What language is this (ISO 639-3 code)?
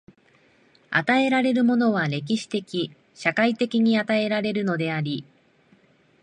jpn